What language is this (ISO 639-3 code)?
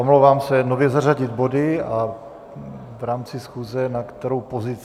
ces